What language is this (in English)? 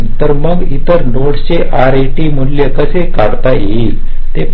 Marathi